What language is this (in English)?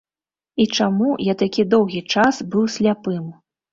Belarusian